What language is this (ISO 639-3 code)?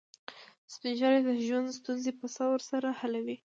pus